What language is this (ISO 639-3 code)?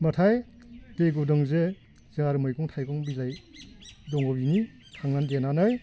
brx